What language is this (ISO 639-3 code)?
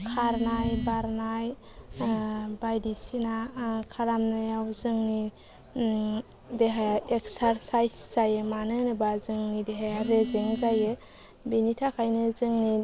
brx